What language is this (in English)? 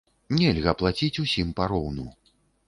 Belarusian